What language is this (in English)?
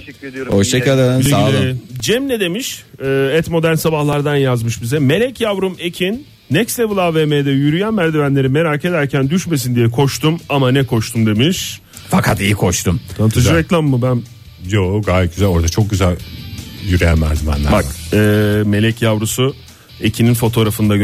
Turkish